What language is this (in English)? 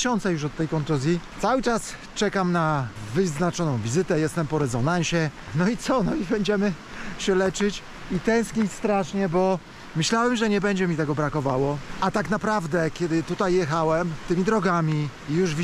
Polish